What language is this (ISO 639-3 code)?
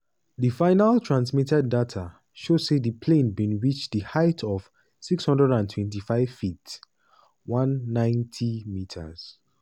pcm